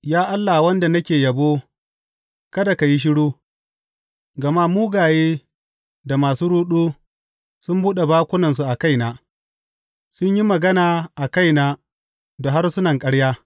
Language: Hausa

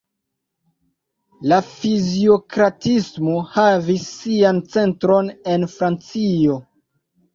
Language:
Esperanto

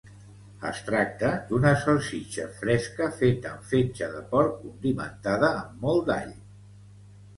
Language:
Catalan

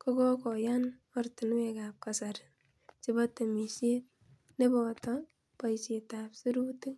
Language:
Kalenjin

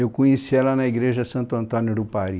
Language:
Portuguese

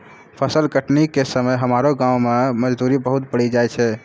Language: Maithili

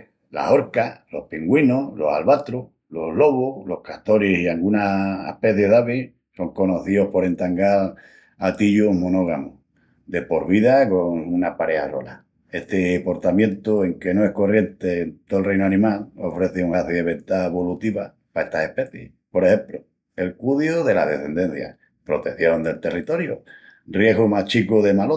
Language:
Extremaduran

